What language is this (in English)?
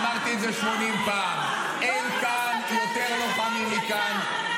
Hebrew